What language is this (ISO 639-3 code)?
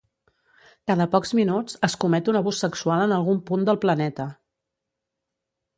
cat